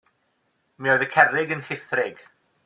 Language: Welsh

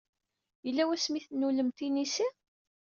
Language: Kabyle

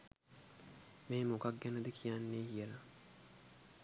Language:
Sinhala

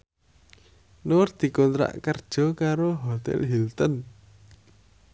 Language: Javanese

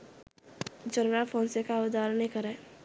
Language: Sinhala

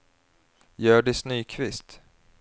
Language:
Swedish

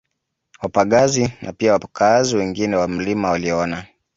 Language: Swahili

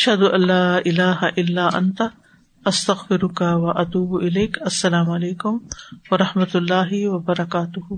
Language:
Urdu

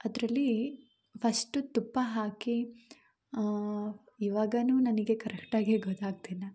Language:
Kannada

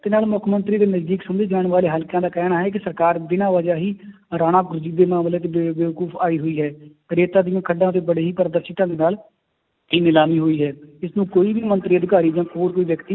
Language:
Punjabi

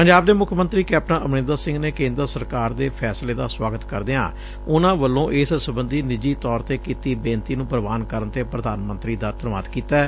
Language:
Punjabi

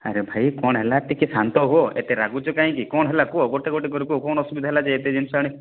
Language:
Odia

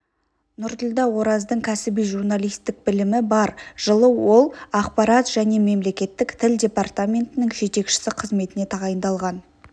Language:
Kazakh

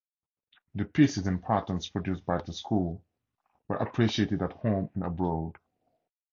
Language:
English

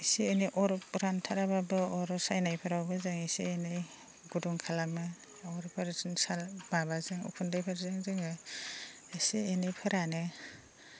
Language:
Bodo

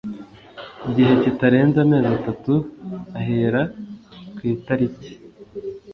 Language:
Kinyarwanda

